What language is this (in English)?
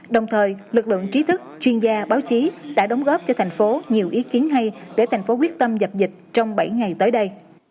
Vietnamese